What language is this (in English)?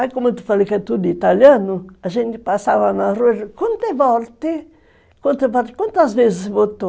Portuguese